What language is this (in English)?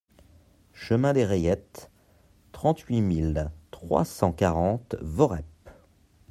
French